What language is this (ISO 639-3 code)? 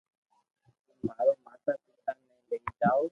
lrk